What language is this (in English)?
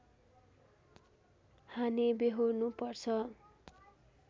Nepali